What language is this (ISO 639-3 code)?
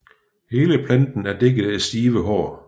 dan